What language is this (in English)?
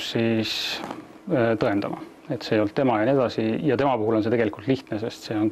Finnish